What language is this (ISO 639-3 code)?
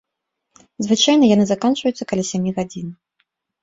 bel